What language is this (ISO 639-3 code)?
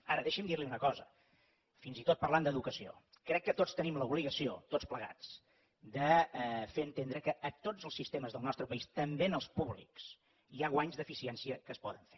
cat